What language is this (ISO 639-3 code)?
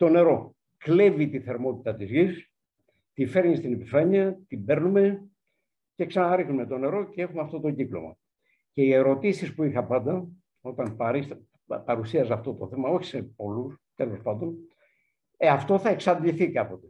ell